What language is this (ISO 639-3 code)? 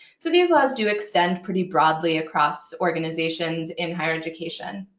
eng